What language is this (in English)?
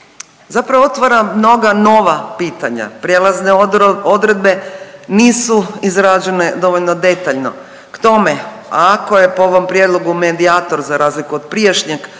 Croatian